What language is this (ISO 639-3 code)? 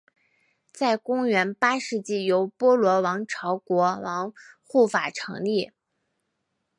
zho